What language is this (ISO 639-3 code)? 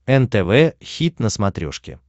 rus